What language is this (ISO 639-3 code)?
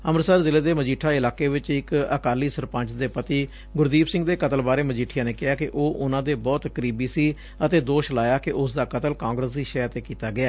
pan